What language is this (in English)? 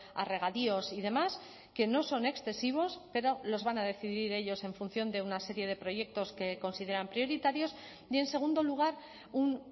Spanish